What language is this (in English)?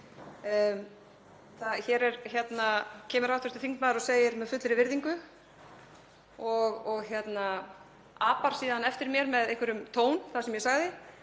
Icelandic